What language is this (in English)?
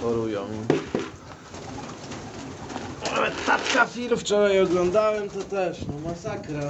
Polish